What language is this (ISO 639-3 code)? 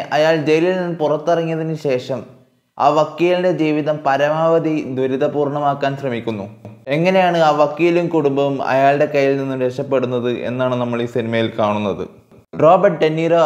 mal